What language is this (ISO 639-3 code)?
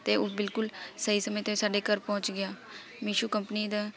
pan